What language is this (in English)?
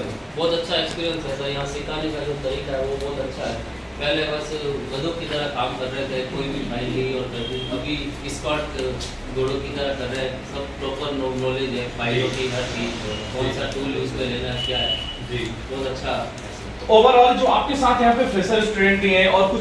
Hindi